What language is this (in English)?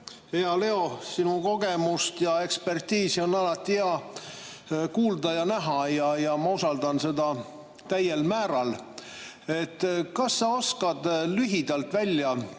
Estonian